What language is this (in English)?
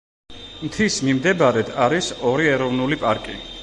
Georgian